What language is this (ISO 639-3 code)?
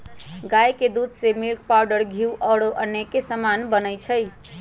mag